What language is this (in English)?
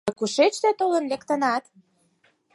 Mari